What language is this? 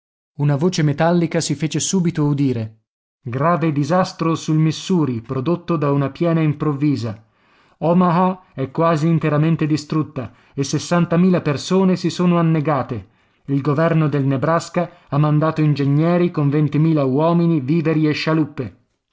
Italian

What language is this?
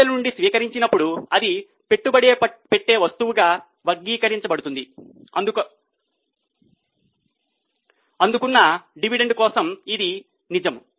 Telugu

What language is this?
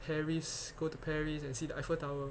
English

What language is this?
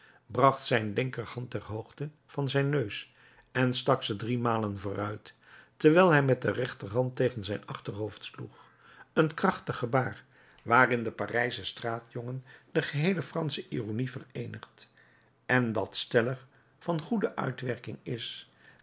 Dutch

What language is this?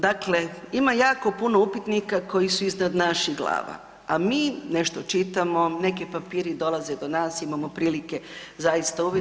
Croatian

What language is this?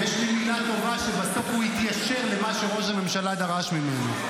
Hebrew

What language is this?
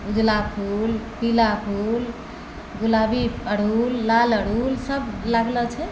Maithili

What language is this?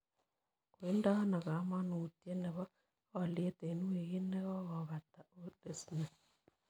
Kalenjin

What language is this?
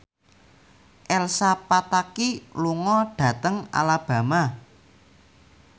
Javanese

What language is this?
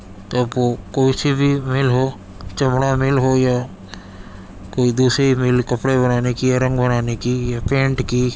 Urdu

